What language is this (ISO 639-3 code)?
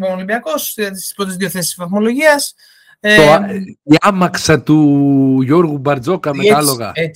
ell